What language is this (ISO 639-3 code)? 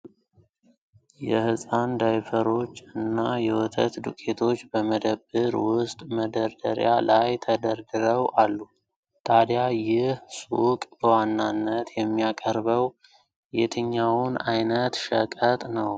amh